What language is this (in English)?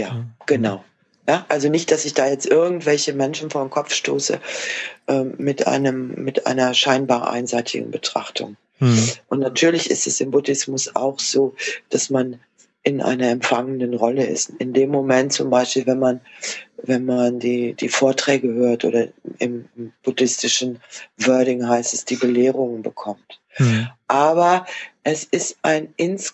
German